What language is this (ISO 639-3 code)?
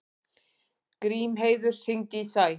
isl